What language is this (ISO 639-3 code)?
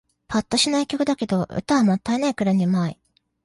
jpn